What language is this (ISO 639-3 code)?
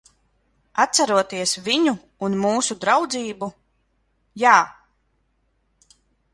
lav